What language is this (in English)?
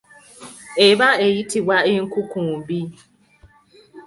Ganda